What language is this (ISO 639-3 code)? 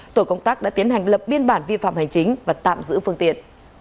vie